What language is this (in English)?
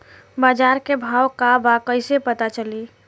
Bhojpuri